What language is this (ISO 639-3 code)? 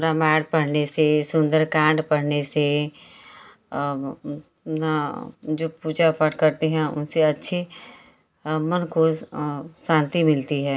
hin